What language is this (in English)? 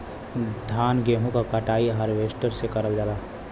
Bhojpuri